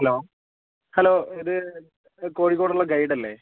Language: Malayalam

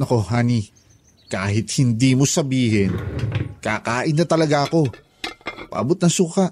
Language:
Filipino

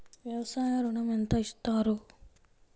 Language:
Telugu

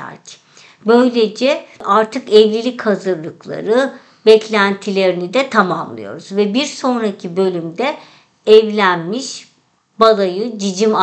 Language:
Turkish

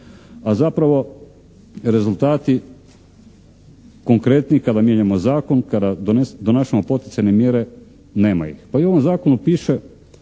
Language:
Croatian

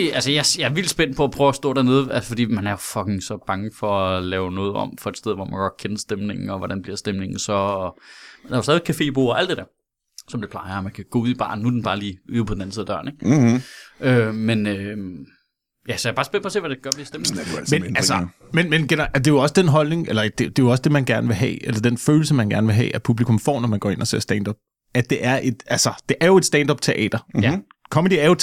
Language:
Danish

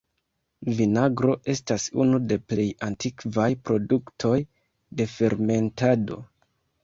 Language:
Esperanto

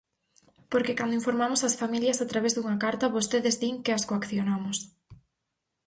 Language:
Galician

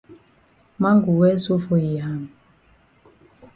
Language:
Cameroon Pidgin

